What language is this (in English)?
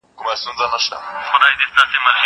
Pashto